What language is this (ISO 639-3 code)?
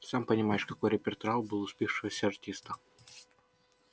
rus